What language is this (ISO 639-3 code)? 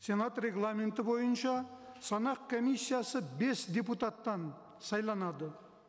kaz